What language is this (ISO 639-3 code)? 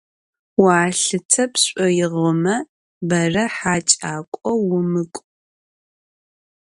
ady